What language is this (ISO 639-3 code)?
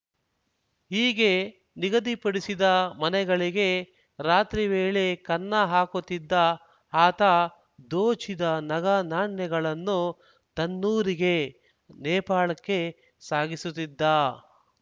kan